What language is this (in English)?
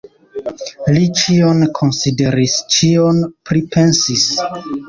Esperanto